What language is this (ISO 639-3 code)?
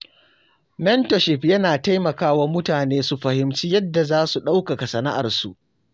hau